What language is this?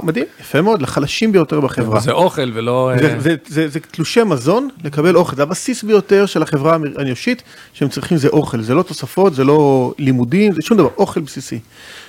Hebrew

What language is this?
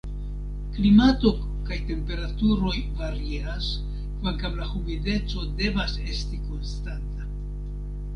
Esperanto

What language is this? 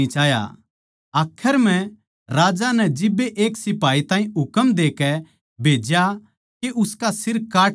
Haryanvi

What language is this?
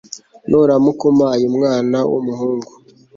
Kinyarwanda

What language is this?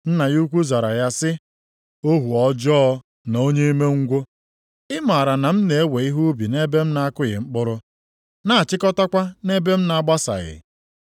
Igbo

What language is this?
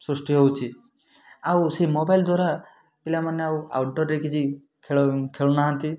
Odia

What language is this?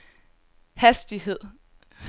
Danish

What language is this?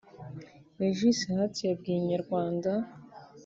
Kinyarwanda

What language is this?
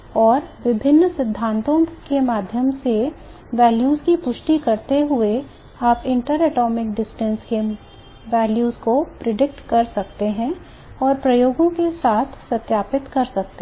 Hindi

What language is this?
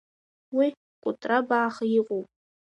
Abkhazian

